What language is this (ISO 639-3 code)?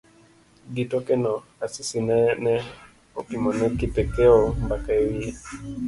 luo